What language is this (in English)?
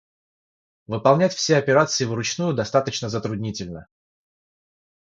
Russian